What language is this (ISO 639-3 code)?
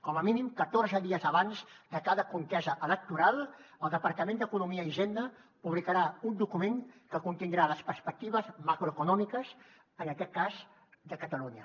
cat